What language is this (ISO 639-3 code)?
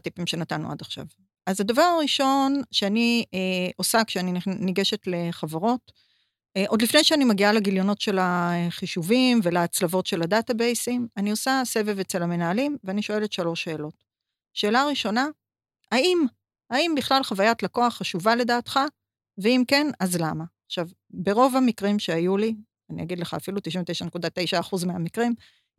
heb